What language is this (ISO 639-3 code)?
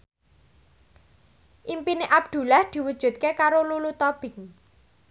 jav